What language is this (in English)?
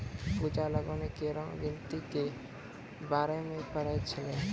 Maithili